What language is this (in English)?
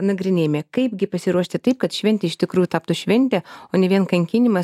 Lithuanian